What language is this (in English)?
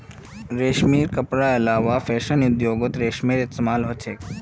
Magahi